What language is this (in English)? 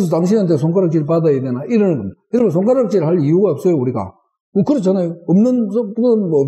Korean